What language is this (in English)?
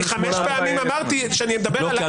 Hebrew